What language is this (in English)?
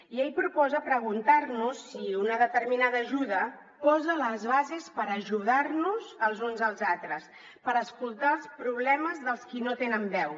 Catalan